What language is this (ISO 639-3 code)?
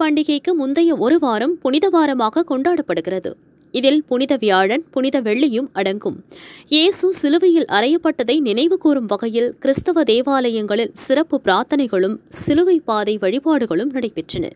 ron